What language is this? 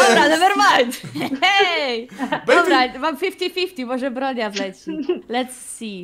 Polish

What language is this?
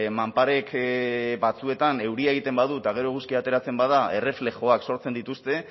Basque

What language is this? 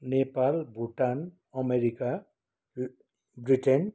Nepali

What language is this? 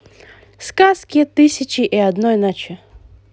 Russian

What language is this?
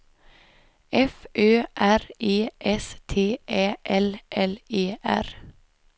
Swedish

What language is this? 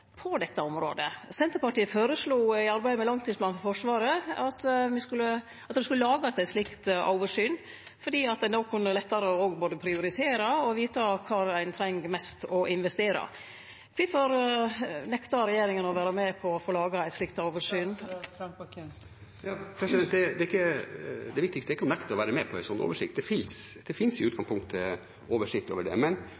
Norwegian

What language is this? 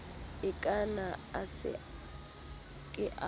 Southern Sotho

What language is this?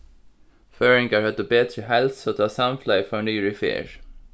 Faroese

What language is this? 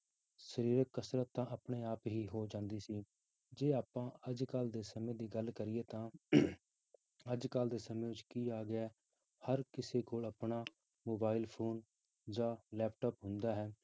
Punjabi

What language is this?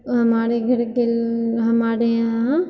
Maithili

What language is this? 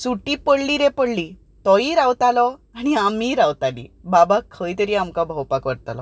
Konkani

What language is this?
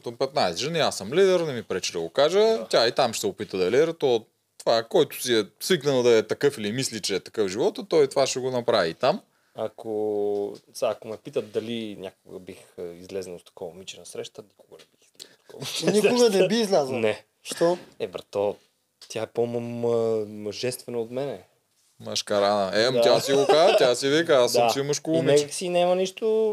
Bulgarian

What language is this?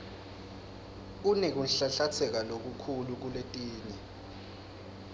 Swati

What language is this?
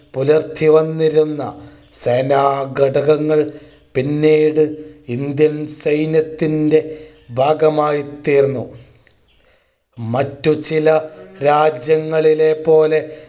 Malayalam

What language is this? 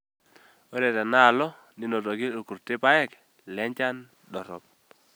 Masai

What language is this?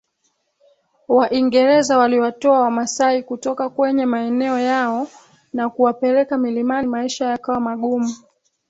Swahili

